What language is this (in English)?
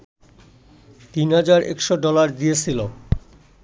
Bangla